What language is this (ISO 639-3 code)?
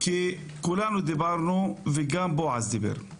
heb